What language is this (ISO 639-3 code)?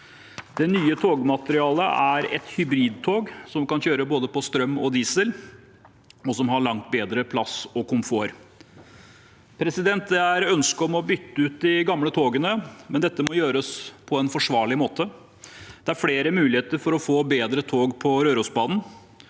nor